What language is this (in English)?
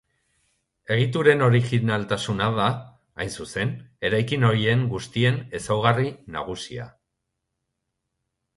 Basque